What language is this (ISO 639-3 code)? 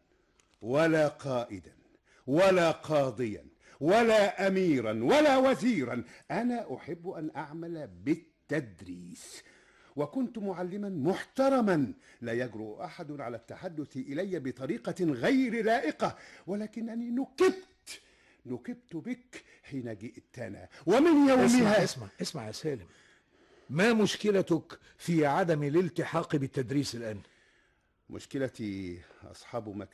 ara